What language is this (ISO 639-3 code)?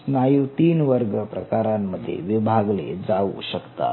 mar